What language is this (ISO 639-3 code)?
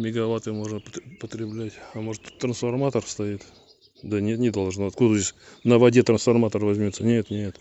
rus